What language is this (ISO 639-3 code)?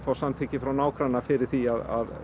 isl